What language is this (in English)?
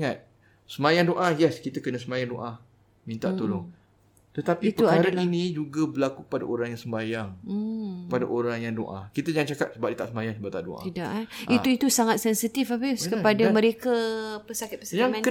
Malay